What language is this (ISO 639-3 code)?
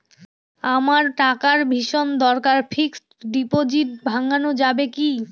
ben